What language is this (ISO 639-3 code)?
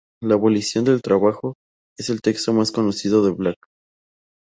spa